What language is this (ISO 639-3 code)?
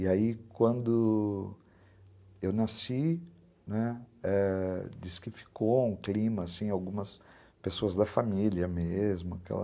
por